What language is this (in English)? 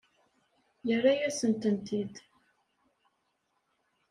Kabyle